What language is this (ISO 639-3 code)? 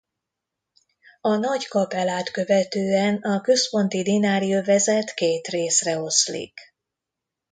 hun